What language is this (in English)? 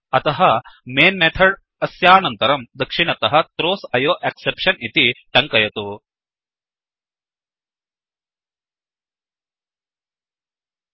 Sanskrit